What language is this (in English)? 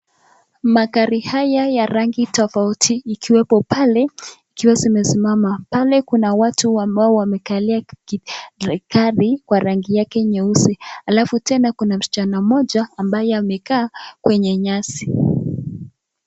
Swahili